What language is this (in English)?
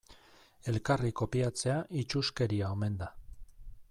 Basque